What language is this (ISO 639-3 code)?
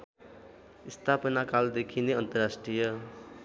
nep